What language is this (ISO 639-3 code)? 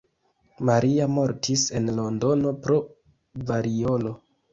epo